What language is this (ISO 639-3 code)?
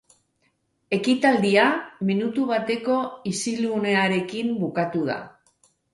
eus